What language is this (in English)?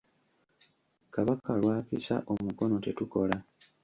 Ganda